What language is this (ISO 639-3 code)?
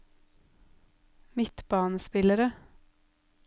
nor